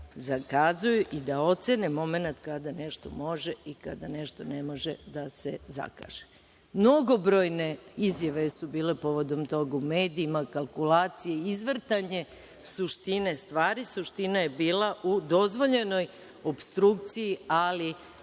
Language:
Serbian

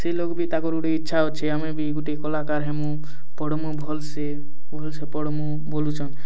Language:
Odia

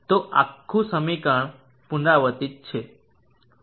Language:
Gujarati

